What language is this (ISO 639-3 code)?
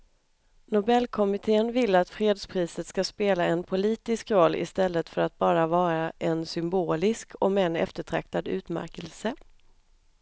swe